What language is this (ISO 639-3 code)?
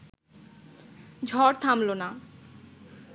ben